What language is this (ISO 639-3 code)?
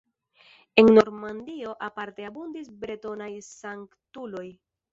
epo